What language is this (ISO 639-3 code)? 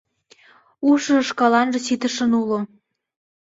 chm